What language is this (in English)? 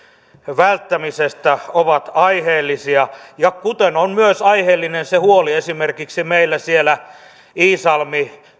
Finnish